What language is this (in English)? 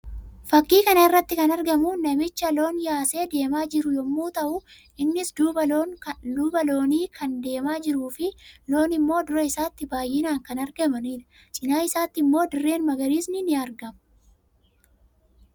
Oromo